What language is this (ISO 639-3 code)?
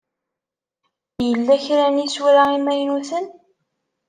kab